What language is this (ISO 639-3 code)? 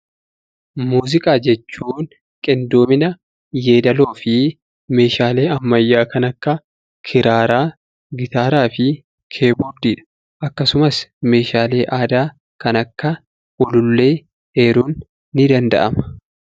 orm